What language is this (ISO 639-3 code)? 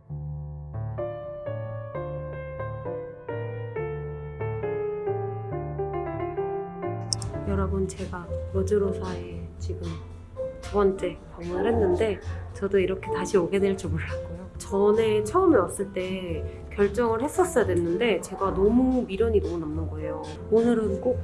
kor